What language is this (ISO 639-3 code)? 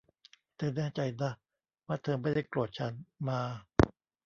tha